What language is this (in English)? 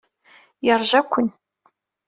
Kabyle